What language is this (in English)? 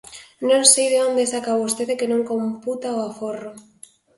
Galician